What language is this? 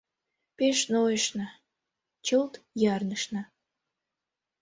Mari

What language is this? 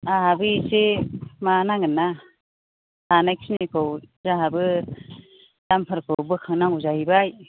Bodo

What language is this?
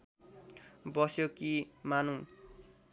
Nepali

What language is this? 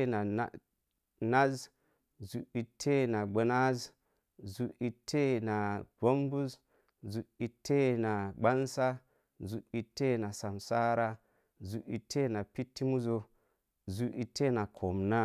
Mom Jango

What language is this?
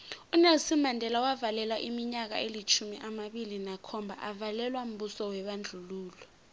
South Ndebele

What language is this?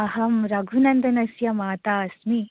Sanskrit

